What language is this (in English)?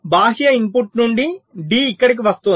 Telugu